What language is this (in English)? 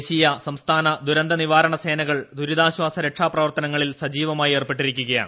Malayalam